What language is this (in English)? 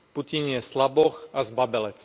Slovak